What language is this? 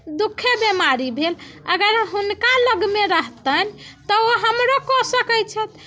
Maithili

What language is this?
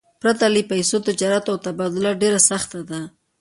Pashto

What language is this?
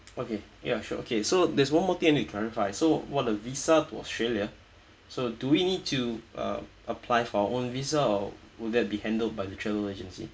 English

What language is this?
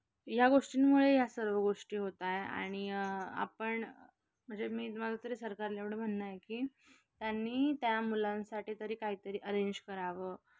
Marathi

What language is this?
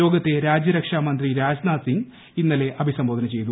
Malayalam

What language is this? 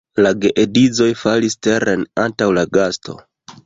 Esperanto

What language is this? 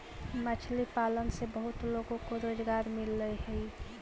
Magahi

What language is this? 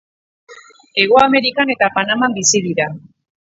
Basque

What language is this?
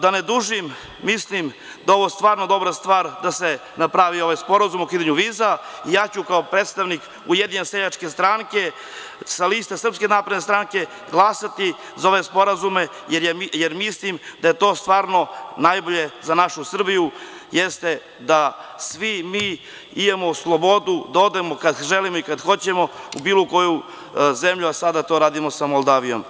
Serbian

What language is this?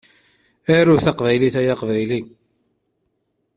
Kabyle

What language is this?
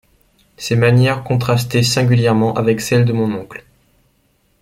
French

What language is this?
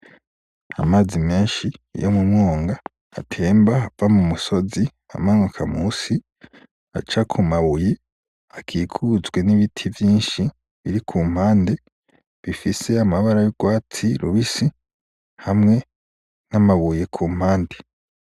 Rundi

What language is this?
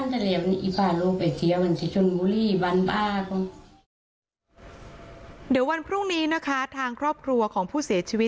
Thai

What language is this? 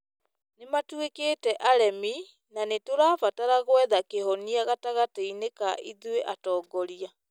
Kikuyu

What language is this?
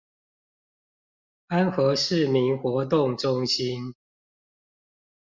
Chinese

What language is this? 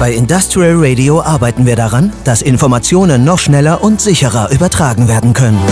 German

